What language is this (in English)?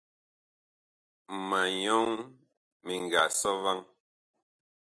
Bakoko